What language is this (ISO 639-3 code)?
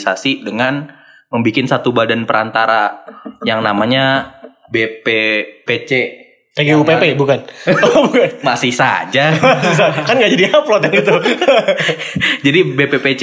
ind